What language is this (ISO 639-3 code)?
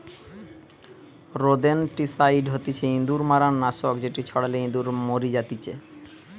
ben